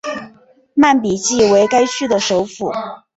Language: Chinese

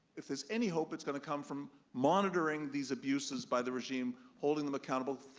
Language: English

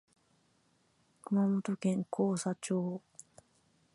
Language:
Japanese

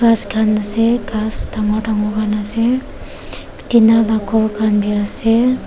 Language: Naga Pidgin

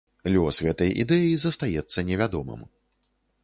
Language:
Belarusian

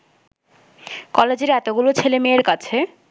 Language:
Bangla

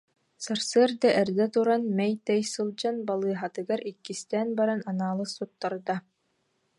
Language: Yakut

